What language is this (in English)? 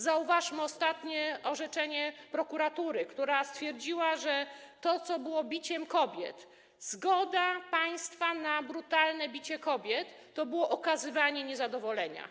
Polish